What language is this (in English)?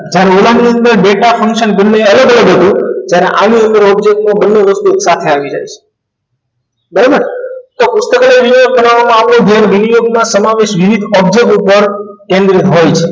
Gujarati